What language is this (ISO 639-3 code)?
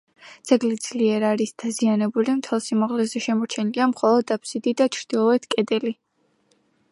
kat